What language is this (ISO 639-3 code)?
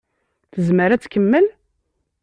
kab